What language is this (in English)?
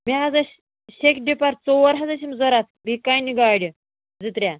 Kashmiri